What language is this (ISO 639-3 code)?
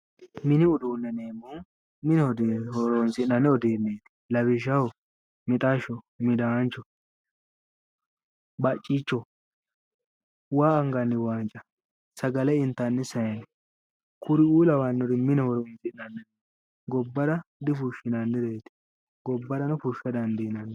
sid